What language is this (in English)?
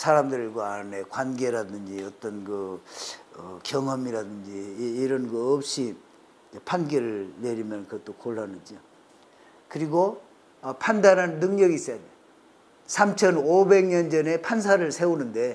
Korean